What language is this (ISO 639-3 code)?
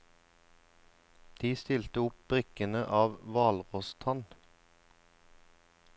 nor